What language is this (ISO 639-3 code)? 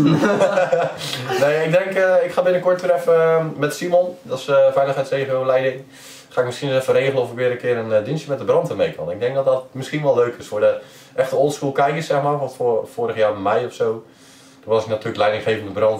nld